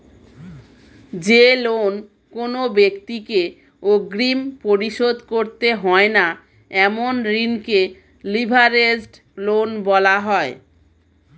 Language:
Bangla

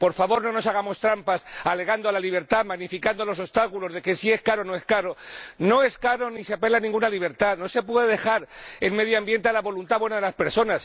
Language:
Spanish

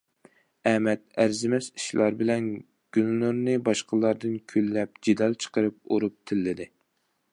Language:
Uyghur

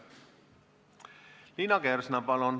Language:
Estonian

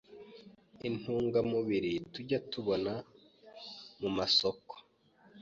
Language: Kinyarwanda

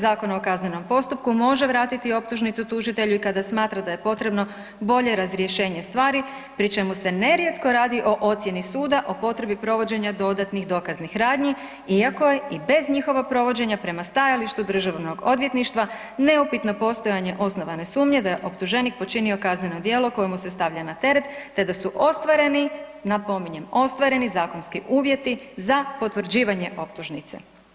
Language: Croatian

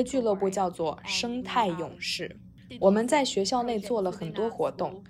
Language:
Chinese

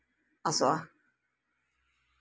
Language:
Santali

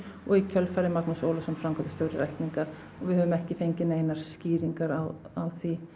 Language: Icelandic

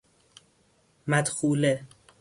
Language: Persian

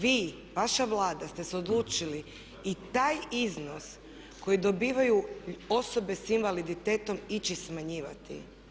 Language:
Croatian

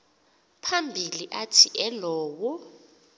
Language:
Xhosa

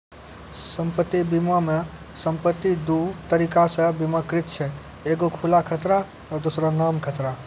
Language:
Maithili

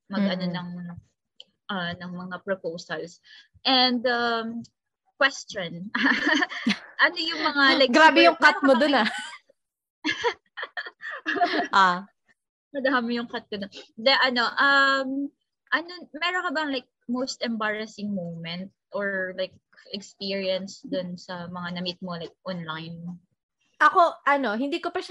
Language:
Filipino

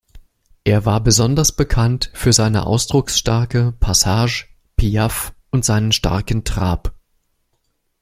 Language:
German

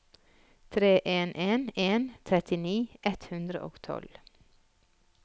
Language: Norwegian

